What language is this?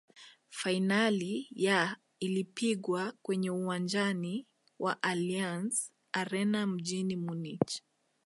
Swahili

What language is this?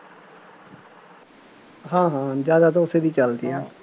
Punjabi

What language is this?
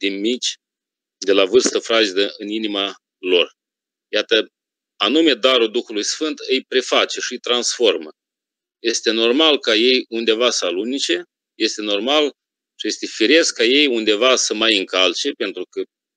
Romanian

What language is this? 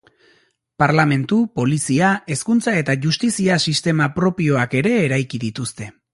Basque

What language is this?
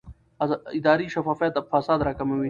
Pashto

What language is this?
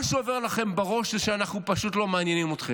Hebrew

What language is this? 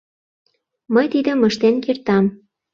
Mari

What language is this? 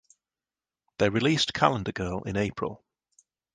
English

